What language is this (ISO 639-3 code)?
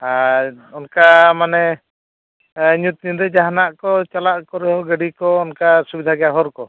sat